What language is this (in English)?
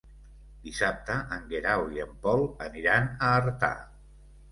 Catalan